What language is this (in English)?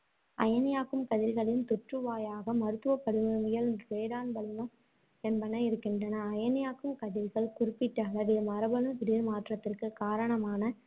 Tamil